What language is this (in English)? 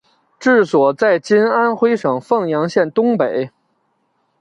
Chinese